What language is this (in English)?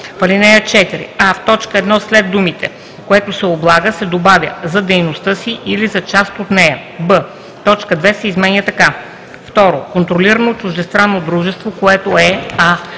Bulgarian